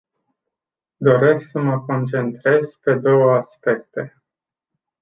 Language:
Romanian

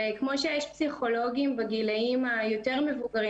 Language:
Hebrew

